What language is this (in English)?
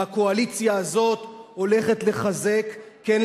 Hebrew